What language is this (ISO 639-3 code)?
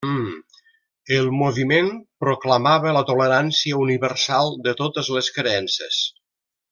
cat